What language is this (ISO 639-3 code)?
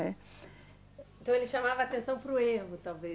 por